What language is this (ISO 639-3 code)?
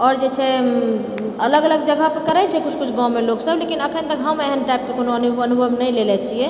mai